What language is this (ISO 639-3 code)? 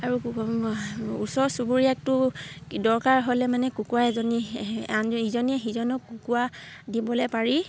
asm